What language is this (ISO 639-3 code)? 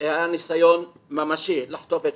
heb